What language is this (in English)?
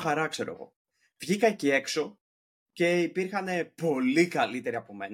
Greek